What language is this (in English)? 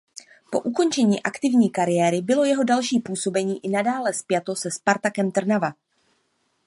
Czech